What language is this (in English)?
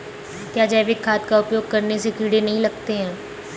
Hindi